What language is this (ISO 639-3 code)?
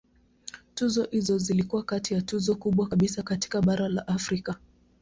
swa